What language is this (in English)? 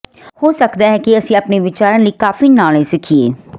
Punjabi